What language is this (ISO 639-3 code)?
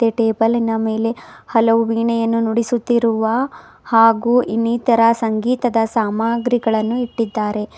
kan